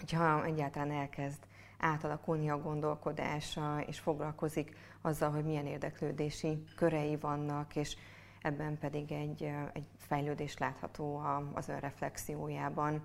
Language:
Hungarian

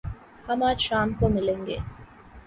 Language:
Urdu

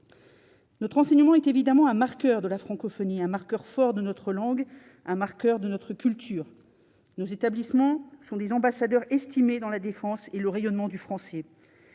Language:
French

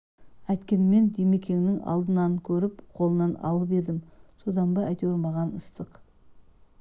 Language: Kazakh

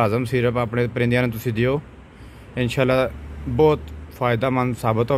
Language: Hindi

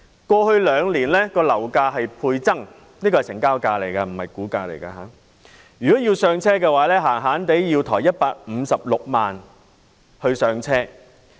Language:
Cantonese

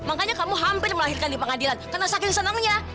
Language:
Indonesian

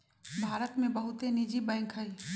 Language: Magahi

